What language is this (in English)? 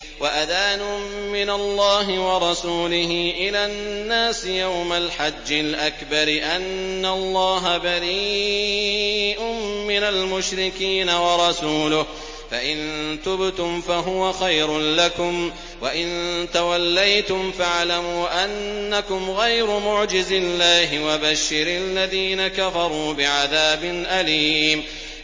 Arabic